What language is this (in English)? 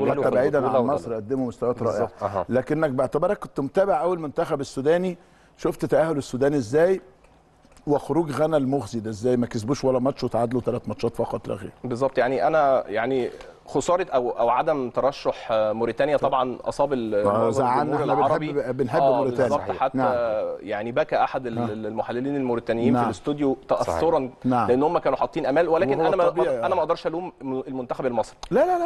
Arabic